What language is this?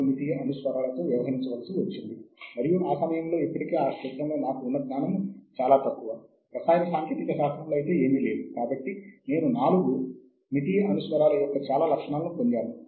Telugu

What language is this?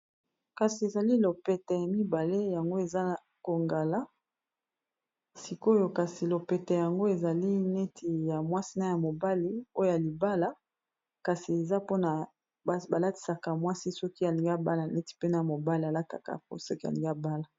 Lingala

